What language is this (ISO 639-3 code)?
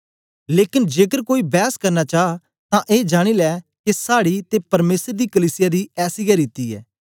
doi